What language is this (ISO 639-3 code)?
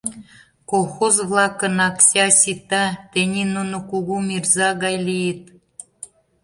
chm